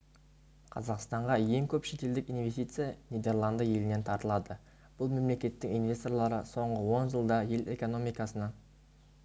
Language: Kazakh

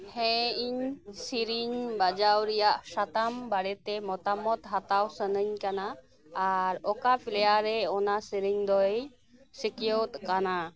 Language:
Santali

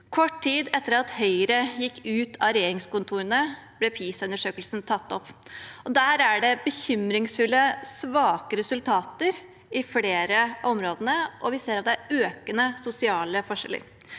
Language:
Norwegian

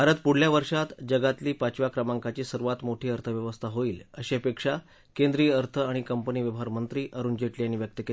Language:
Marathi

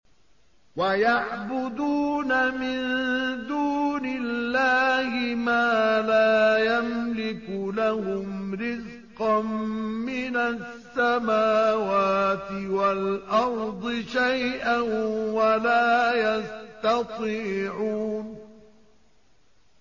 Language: Arabic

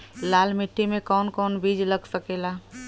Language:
Bhojpuri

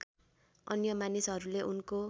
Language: Nepali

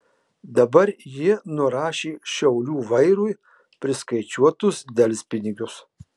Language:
Lithuanian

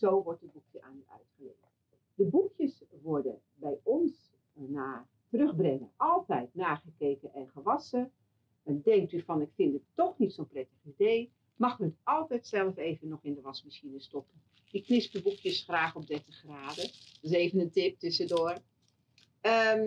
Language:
Dutch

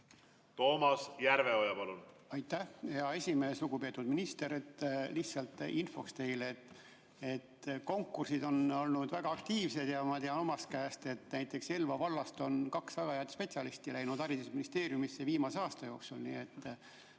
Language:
Estonian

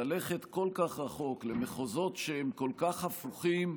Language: Hebrew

